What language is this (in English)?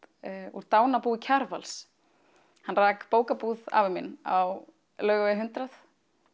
Icelandic